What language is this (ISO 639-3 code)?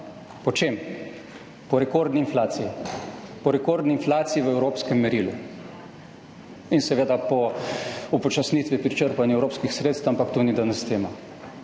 slv